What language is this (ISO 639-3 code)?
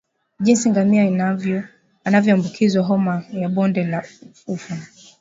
swa